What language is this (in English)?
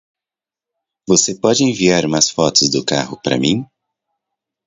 Portuguese